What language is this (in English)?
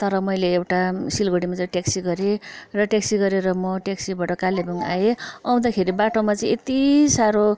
Nepali